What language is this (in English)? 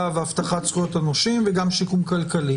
Hebrew